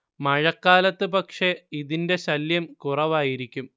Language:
Malayalam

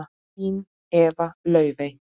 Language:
Icelandic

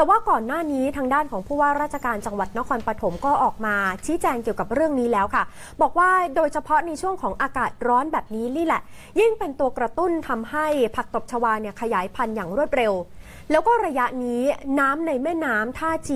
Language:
Thai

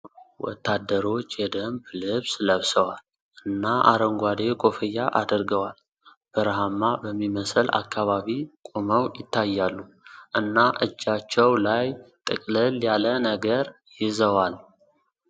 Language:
Amharic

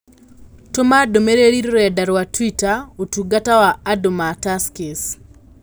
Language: Kikuyu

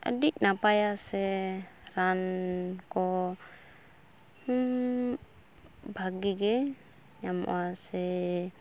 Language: Santali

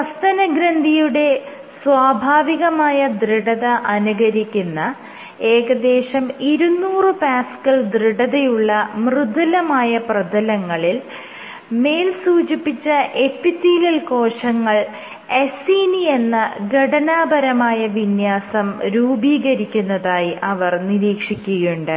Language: Malayalam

